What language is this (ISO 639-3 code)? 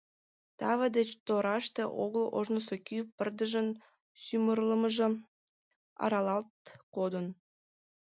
chm